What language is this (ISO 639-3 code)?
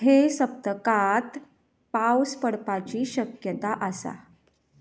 kok